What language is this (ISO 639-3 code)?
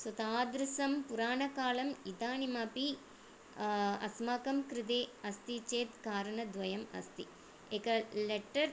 san